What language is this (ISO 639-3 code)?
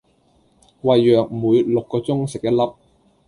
yue